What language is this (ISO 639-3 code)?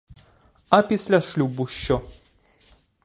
ukr